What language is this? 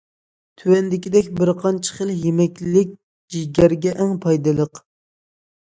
Uyghur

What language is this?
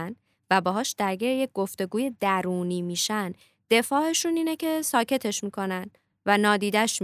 Persian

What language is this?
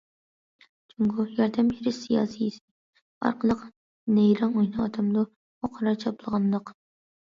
Uyghur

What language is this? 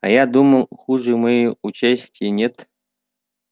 Russian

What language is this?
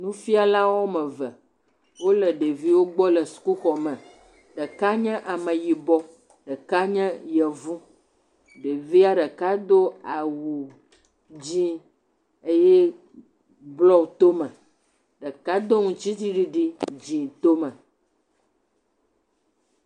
Ewe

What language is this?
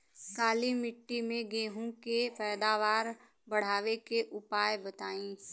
Bhojpuri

